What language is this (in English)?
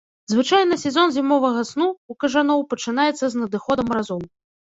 Belarusian